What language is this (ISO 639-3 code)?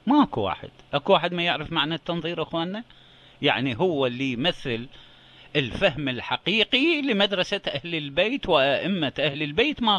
ara